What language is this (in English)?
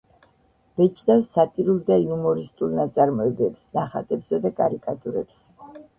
Georgian